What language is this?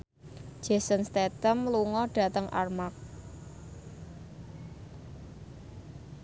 Javanese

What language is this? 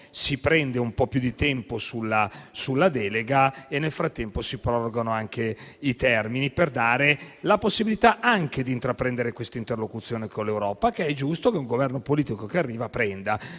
Italian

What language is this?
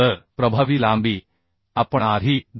Marathi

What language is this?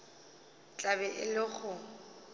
Northern Sotho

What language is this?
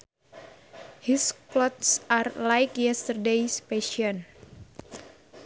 Sundanese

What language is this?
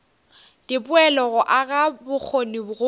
Northern Sotho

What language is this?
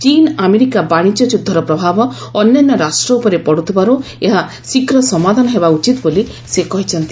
Odia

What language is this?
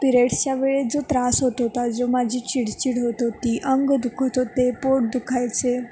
Marathi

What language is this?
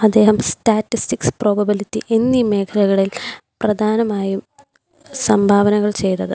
Malayalam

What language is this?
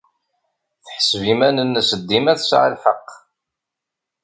Kabyle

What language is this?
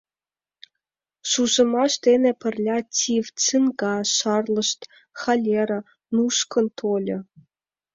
Mari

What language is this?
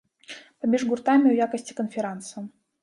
Belarusian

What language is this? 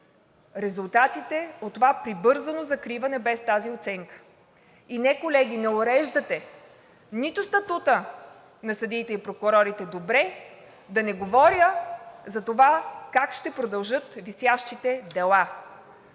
Bulgarian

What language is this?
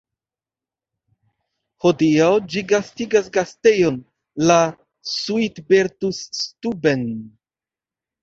Esperanto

